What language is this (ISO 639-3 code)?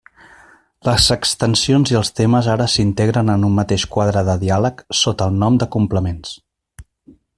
cat